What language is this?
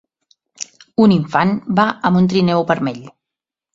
Catalan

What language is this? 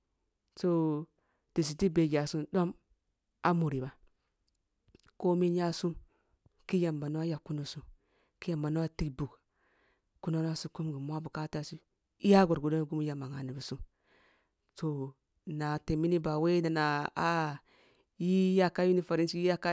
Kulung (Nigeria)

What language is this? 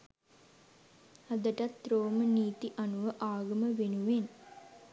Sinhala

